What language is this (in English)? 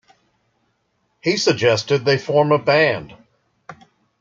English